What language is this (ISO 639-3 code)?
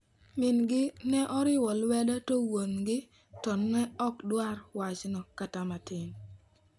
luo